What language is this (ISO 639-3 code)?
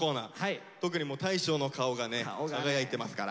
jpn